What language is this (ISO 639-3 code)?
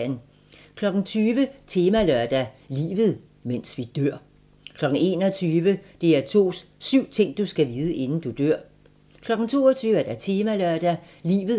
dan